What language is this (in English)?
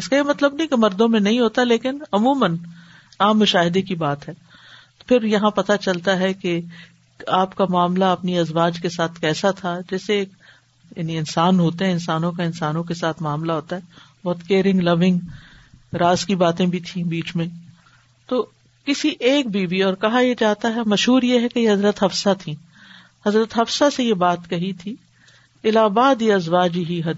Urdu